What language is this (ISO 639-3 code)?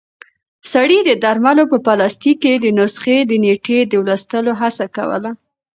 pus